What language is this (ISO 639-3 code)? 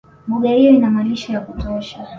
swa